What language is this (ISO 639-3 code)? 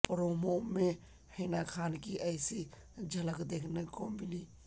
urd